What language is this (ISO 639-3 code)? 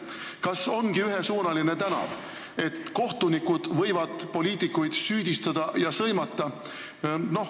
est